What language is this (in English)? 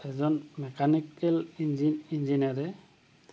Assamese